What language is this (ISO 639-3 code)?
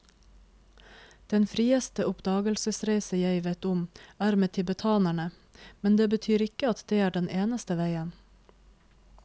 nor